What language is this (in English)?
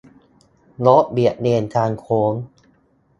Thai